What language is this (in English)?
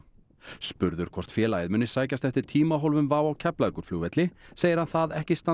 Icelandic